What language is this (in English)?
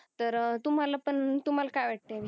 Marathi